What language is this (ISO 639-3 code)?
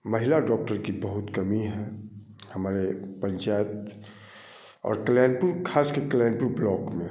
hin